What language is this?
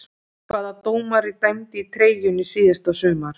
Icelandic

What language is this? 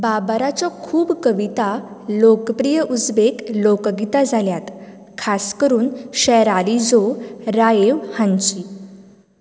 Konkani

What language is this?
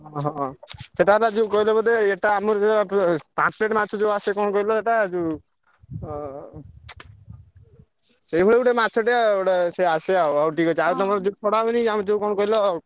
Odia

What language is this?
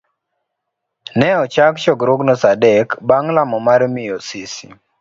Luo (Kenya and Tanzania)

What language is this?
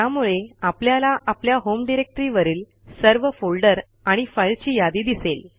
Marathi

